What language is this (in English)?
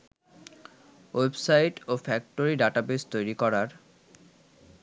Bangla